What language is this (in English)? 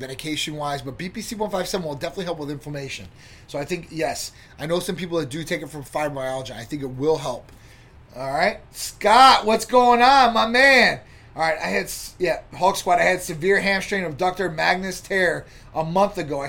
English